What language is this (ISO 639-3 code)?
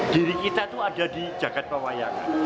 ind